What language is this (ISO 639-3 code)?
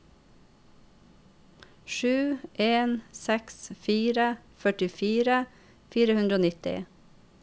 nor